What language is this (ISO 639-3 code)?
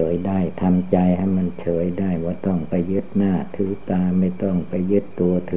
tha